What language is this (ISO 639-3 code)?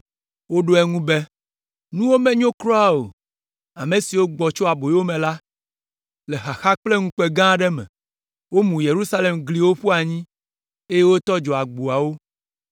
ewe